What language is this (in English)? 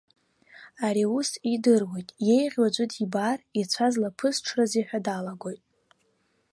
Abkhazian